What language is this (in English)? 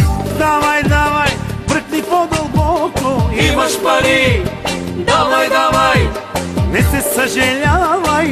Bulgarian